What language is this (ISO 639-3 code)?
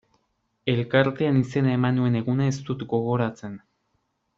eus